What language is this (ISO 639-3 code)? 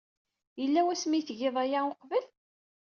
kab